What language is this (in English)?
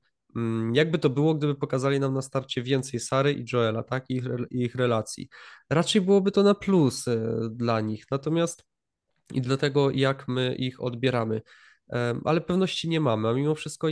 Polish